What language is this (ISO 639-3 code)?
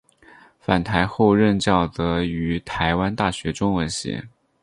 zho